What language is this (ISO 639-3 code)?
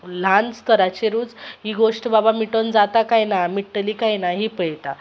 kok